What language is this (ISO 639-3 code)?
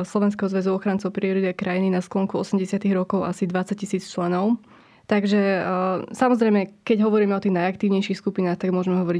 slk